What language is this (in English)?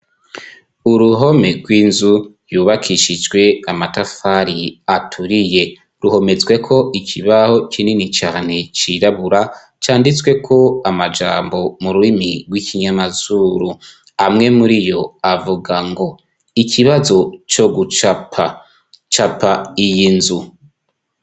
Rundi